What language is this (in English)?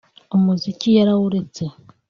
Kinyarwanda